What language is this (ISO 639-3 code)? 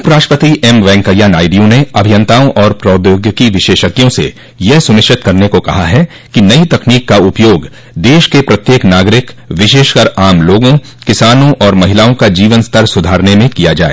hin